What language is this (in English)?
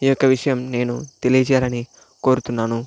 Telugu